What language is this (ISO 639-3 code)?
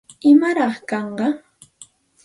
qxt